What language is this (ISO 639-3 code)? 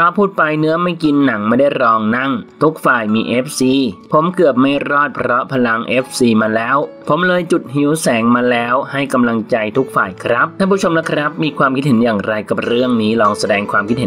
tha